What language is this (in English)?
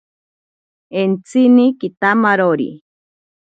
Ashéninka Perené